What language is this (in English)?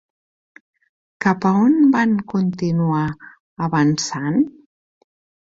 Catalan